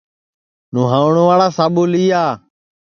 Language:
Sansi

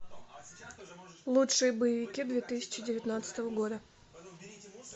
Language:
Russian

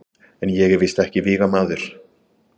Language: Icelandic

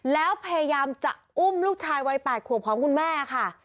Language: Thai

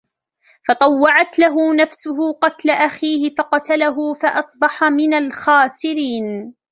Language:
Arabic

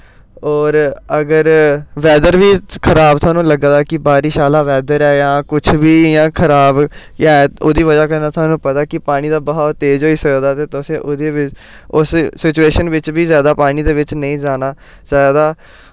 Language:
Dogri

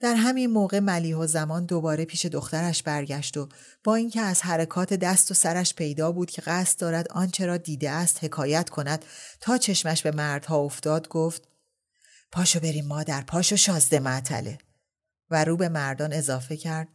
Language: Persian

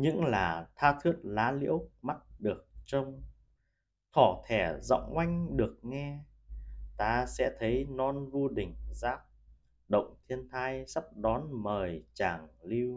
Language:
Vietnamese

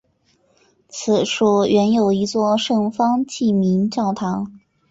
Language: Chinese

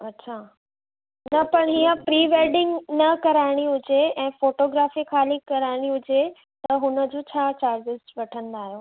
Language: Sindhi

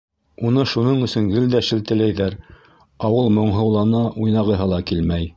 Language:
Bashkir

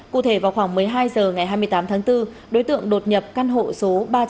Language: Vietnamese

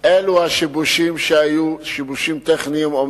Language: Hebrew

